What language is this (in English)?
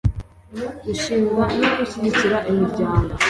Kinyarwanda